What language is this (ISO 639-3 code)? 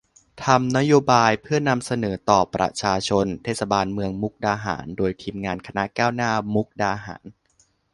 tha